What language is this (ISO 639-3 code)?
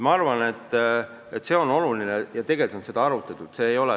est